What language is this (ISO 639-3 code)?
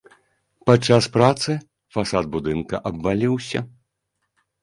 bel